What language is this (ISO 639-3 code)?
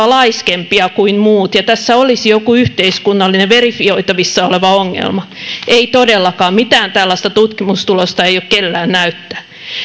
fin